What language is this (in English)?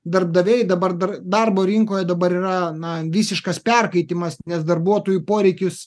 Lithuanian